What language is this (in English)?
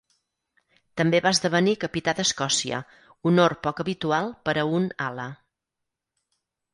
Catalan